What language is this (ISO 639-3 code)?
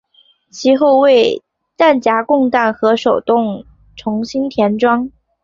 zho